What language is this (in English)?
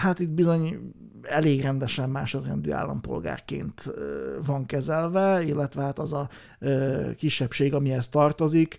Hungarian